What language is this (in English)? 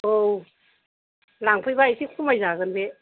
Bodo